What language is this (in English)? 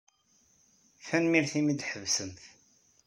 Kabyle